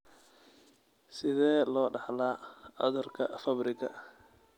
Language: Somali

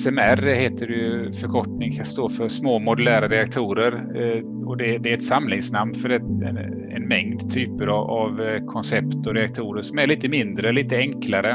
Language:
Swedish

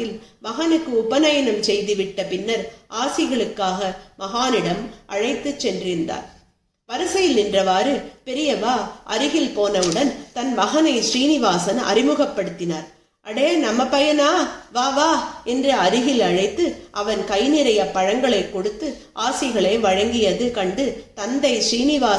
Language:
Tamil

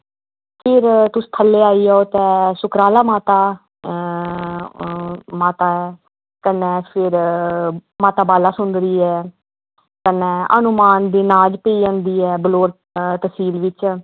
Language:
Dogri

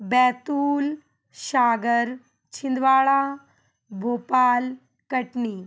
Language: Hindi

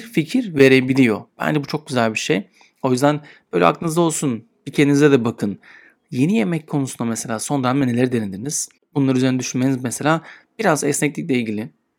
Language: Turkish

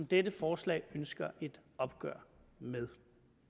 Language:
Danish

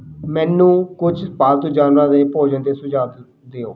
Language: Punjabi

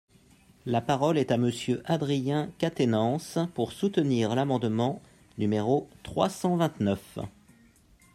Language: French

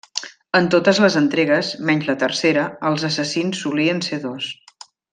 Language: Catalan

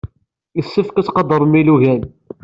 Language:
Kabyle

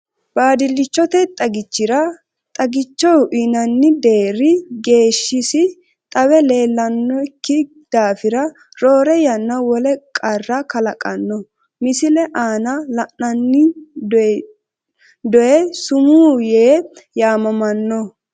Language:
Sidamo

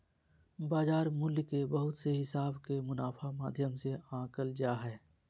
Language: Magahi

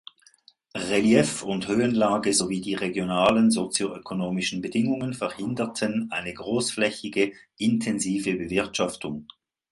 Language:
German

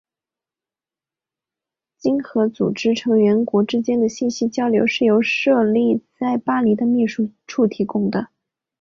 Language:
Chinese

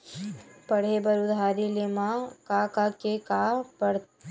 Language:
Chhattisgarhi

